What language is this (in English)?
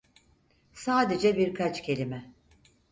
Turkish